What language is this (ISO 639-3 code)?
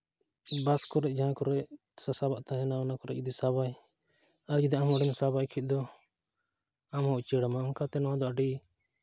sat